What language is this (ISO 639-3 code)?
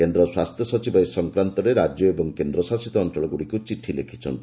ori